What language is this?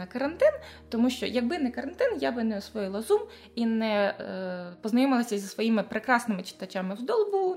Ukrainian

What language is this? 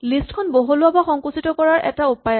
Assamese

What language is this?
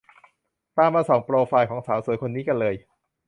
Thai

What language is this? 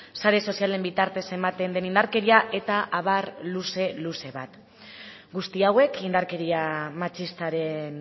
Basque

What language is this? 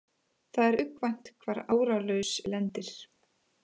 Icelandic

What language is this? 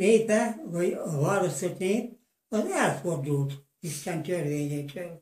Hungarian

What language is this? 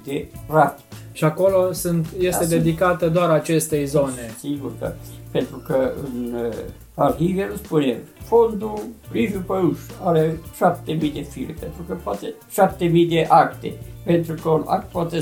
Romanian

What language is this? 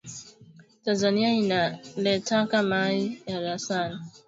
Swahili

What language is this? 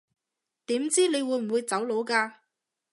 Cantonese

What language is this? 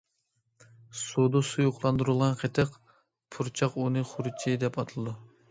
Uyghur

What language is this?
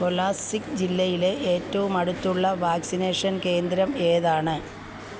Malayalam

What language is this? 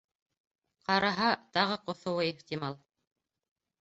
Bashkir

